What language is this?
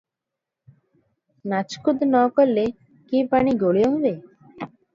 Odia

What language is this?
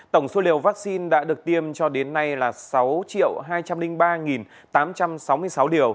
Vietnamese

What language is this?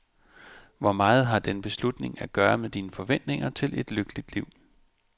Danish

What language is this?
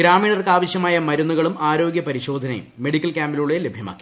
Malayalam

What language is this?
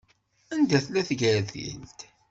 Kabyle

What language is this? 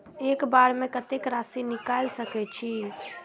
Maithili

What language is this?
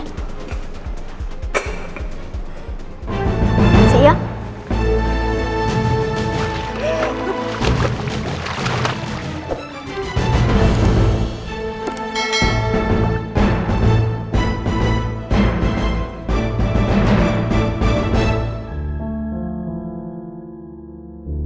Indonesian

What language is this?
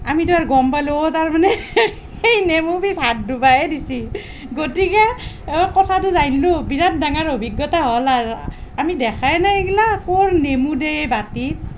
Assamese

